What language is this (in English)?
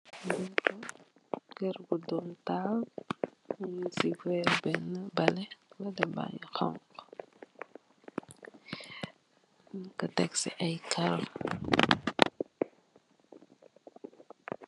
Wolof